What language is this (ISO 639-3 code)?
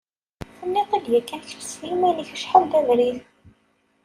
kab